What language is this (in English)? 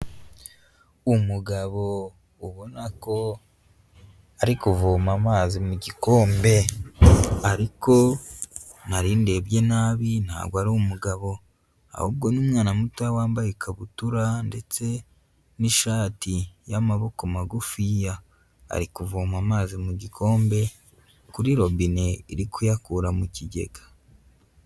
Kinyarwanda